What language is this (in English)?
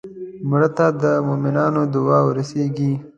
Pashto